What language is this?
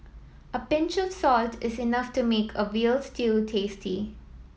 English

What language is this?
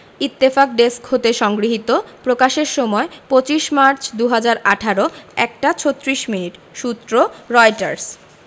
Bangla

